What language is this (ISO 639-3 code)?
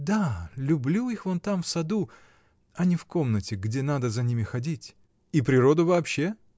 rus